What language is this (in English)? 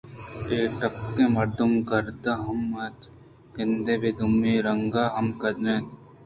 Eastern Balochi